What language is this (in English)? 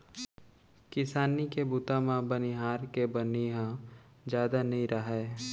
Chhattisgarhi